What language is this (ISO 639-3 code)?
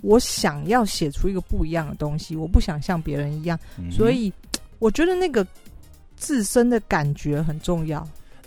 zho